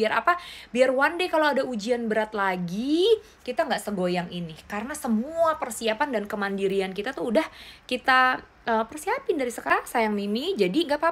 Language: Indonesian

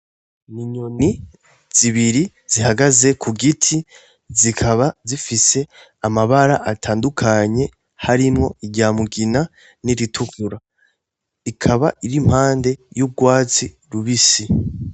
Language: Rundi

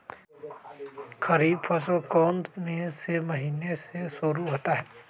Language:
Magahi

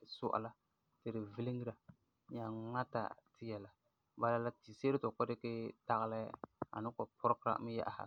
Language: Frafra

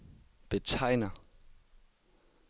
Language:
Danish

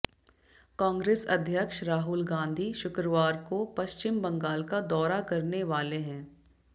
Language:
Hindi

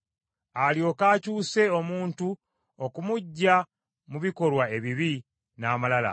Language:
Ganda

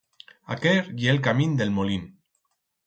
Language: Aragonese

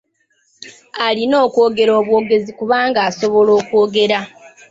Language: Ganda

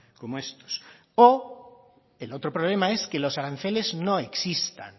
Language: Spanish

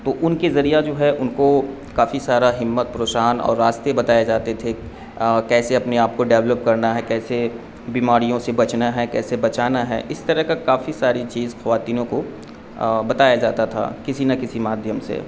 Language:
Urdu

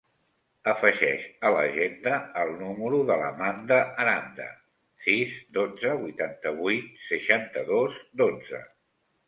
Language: Catalan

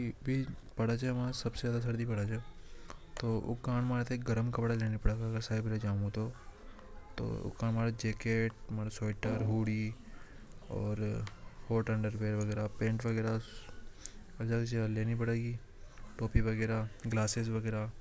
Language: Hadothi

